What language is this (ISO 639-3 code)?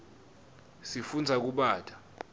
ssw